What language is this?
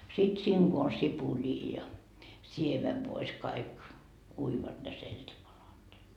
Finnish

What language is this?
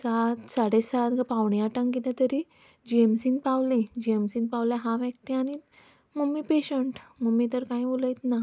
Konkani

